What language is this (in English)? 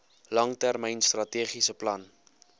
Afrikaans